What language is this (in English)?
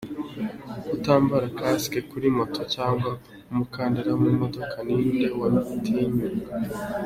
Kinyarwanda